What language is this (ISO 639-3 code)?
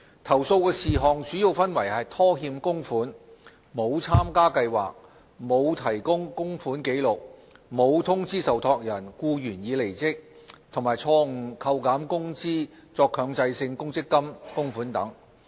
yue